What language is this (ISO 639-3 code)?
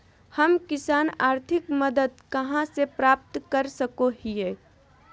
mag